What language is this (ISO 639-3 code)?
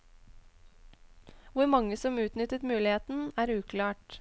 nor